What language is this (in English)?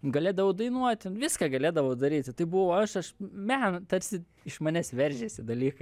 Lithuanian